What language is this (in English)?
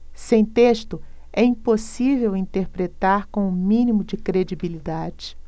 Portuguese